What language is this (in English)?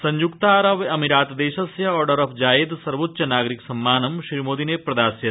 Sanskrit